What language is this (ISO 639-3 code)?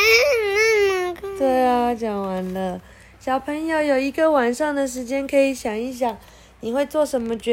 zho